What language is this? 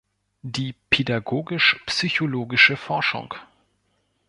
German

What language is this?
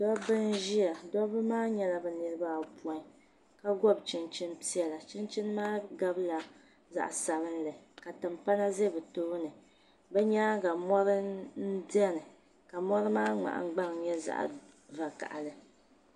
Dagbani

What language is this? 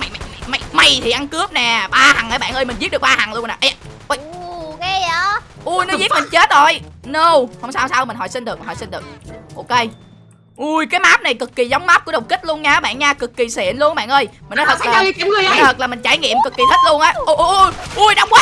Vietnamese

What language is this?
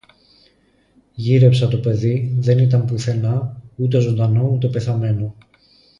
Greek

